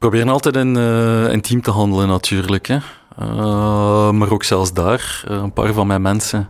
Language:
Dutch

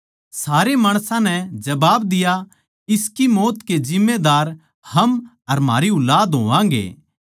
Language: Haryanvi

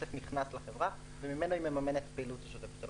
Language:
Hebrew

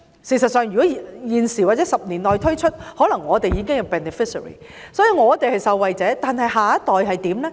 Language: Cantonese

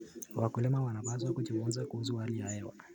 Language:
Kalenjin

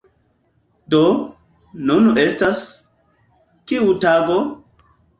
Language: Esperanto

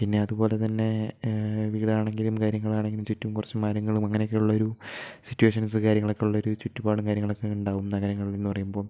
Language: Malayalam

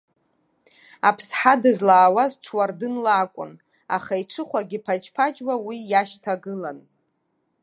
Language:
Abkhazian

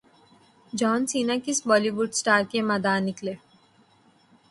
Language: Urdu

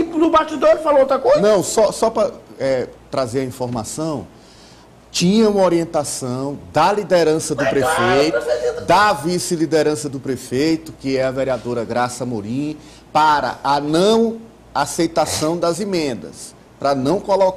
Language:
Portuguese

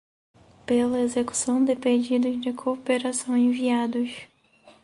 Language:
Portuguese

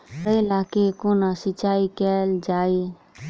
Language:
Maithili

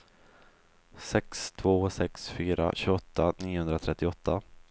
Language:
Swedish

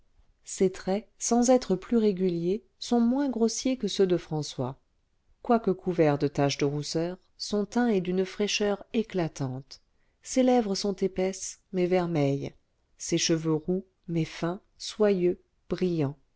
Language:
French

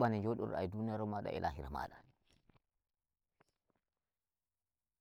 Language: Nigerian Fulfulde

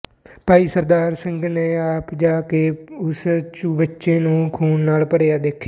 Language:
Punjabi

